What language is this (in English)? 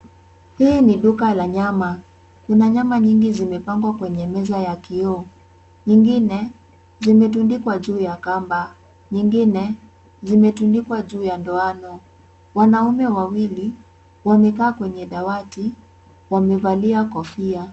Swahili